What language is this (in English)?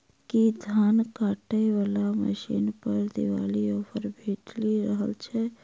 Maithili